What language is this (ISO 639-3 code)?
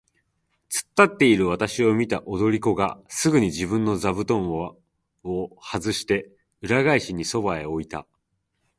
jpn